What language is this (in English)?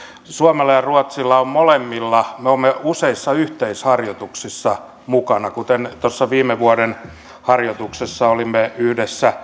Finnish